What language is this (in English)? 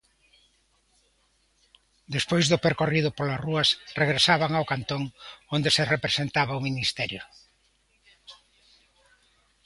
Galician